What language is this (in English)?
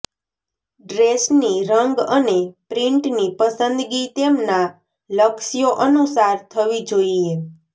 Gujarati